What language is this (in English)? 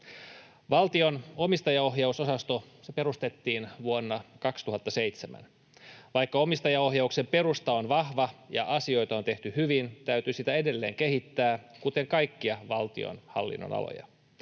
Finnish